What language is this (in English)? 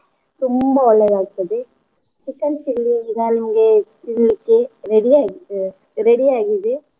Kannada